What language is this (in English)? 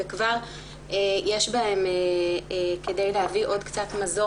Hebrew